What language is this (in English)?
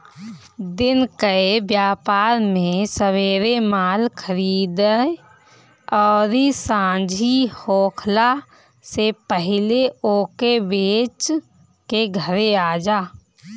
Bhojpuri